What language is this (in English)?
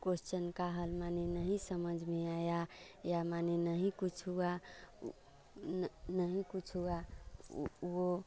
Hindi